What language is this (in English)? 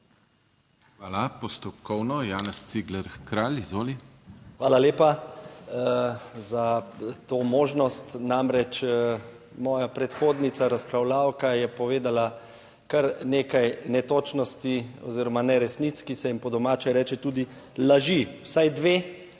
Slovenian